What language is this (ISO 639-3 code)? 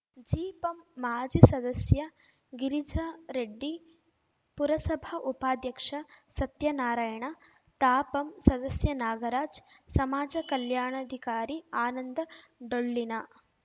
kan